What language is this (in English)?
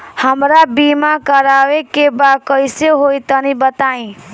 Bhojpuri